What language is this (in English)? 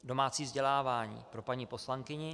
Czech